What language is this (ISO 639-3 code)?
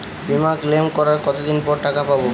ben